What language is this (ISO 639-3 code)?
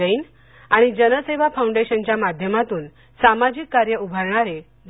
mar